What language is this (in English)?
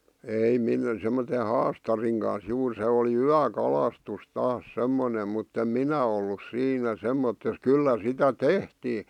Finnish